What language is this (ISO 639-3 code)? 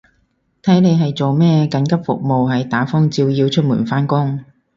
yue